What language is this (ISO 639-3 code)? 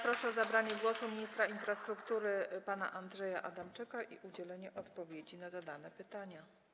pol